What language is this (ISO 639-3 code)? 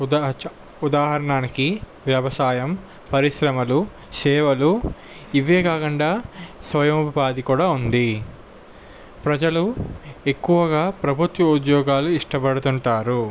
tel